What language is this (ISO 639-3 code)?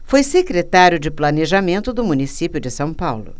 por